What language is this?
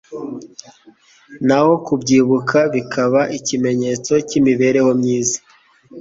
Kinyarwanda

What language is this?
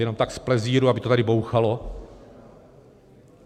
Czech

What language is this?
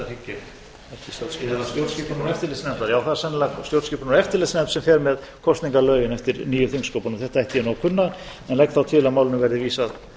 Icelandic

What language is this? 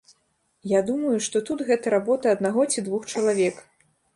Belarusian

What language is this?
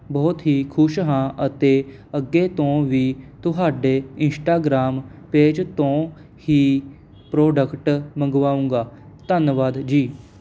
Punjabi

